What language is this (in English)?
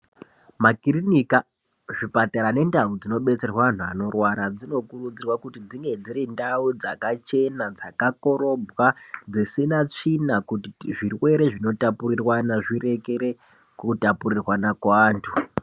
Ndau